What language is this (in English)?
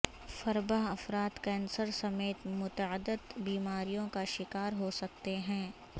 Urdu